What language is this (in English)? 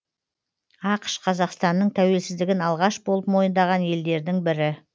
Kazakh